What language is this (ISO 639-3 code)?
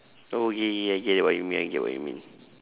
eng